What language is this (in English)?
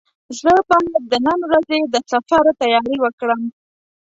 Pashto